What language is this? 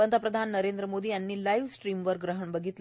Marathi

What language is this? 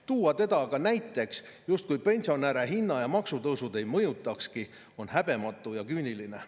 Estonian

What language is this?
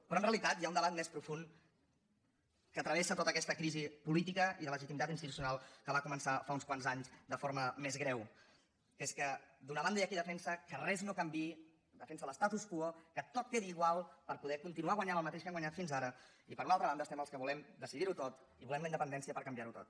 Catalan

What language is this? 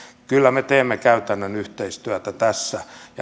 Finnish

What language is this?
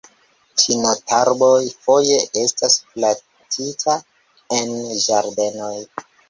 Esperanto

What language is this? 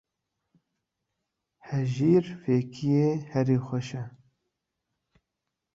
Kurdish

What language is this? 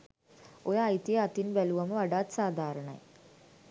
Sinhala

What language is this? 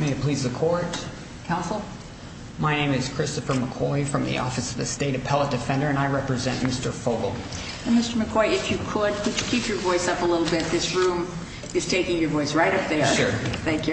English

